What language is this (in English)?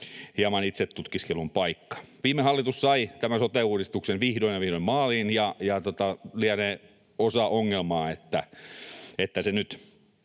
Finnish